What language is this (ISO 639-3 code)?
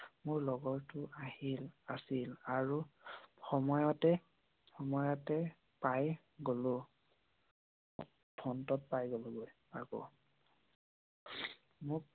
asm